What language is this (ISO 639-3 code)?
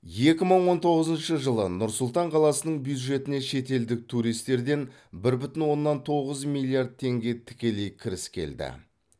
kaz